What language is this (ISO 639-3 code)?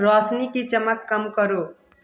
hin